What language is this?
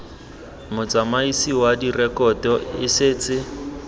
Tswana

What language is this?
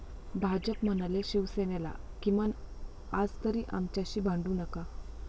Marathi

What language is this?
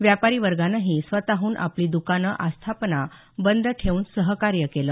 Marathi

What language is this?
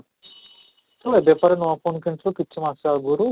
Odia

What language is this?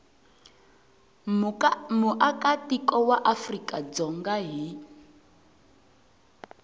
Tsonga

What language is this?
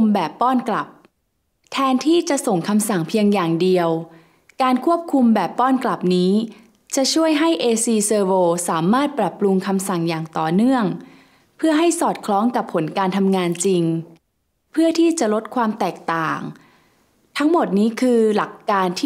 Thai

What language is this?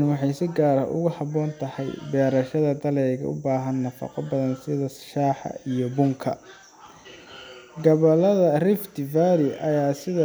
Somali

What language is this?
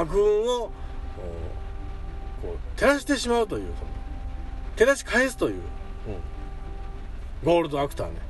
Japanese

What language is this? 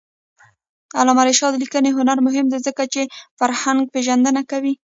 Pashto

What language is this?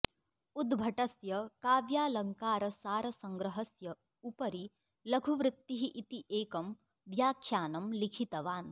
Sanskrit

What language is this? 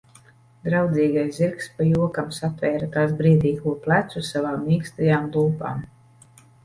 Latvian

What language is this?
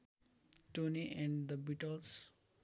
Nepali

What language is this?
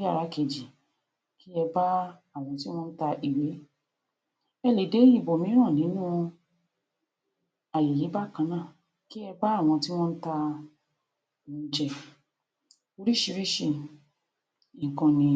Yoruba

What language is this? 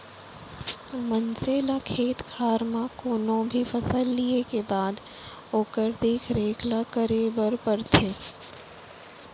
Chhattisgarhi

